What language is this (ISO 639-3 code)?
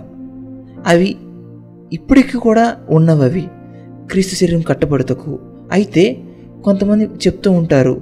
tel